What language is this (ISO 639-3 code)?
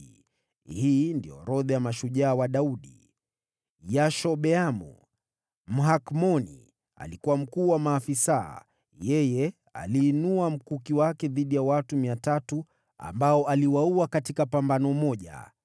swa